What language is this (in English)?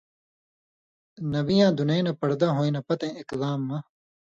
Indus Kohistani